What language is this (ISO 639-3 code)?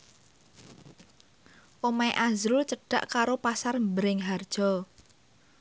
jav